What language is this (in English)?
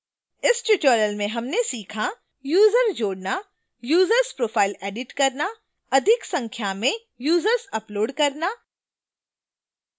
Hindi